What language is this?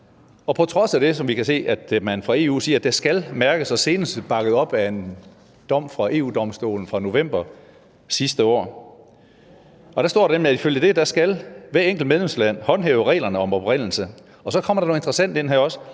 Danish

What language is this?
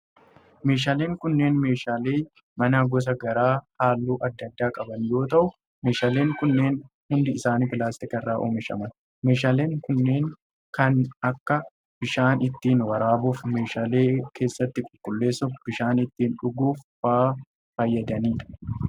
Oromo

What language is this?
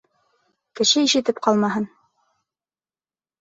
Bashkir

